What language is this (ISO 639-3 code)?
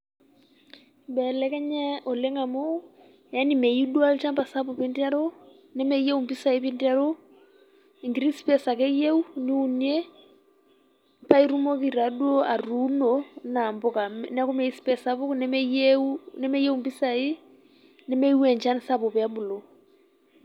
mas